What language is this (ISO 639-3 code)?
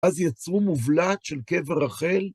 heb